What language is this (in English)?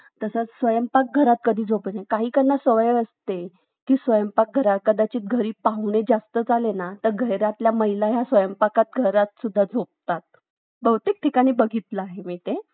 Marathi